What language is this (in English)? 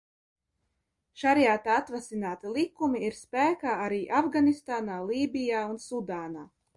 Latvian